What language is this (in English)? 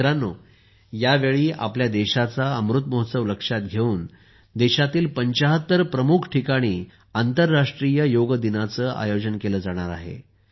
Marathi